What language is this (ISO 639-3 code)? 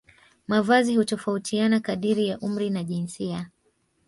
swa